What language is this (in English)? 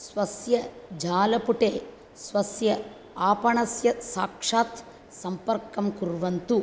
Sanskrit